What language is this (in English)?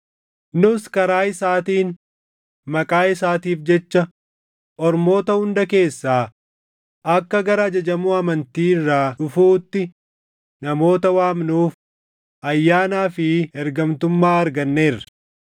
Oromo